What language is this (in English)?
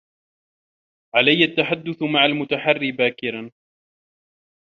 Arabic